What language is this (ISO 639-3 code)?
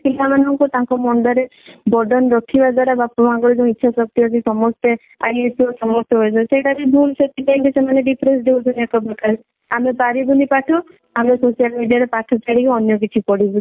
ori